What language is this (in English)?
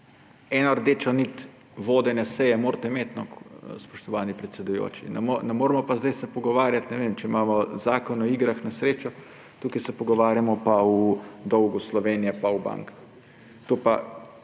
Slovenian